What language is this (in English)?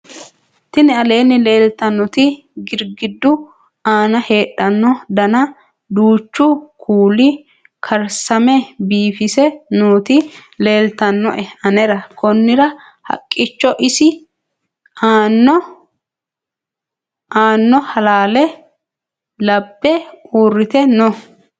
Sidamo